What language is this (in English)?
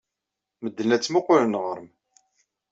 Kabyle